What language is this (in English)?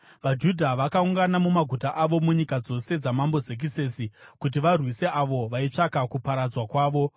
Shona